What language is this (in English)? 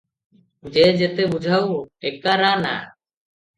Odia